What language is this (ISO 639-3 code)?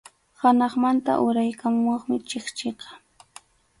qxu